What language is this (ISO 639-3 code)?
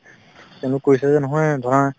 asm